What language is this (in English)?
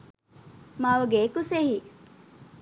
Sinhala